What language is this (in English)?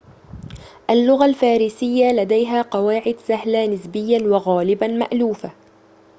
Arabic